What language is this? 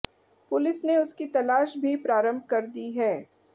Hindi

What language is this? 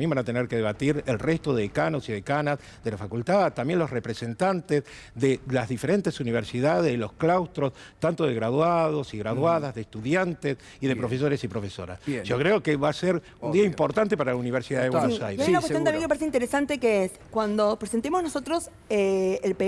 Spanish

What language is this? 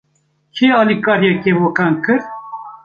Kurdish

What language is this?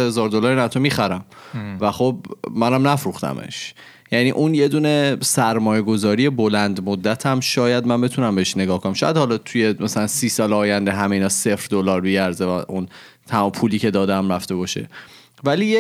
Persian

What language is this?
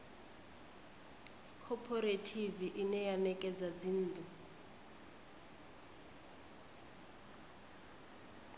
Venda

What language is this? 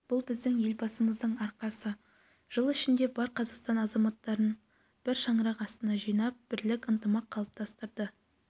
Kazakh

